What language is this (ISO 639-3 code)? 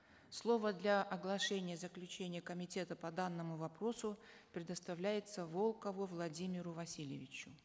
kaz